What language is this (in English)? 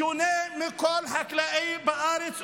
Hebrew